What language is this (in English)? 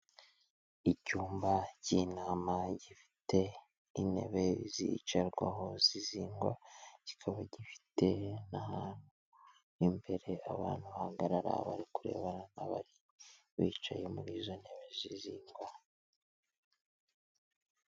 Kinyarwanda